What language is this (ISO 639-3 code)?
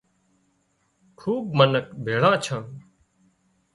kxp